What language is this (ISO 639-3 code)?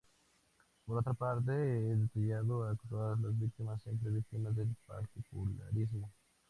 spa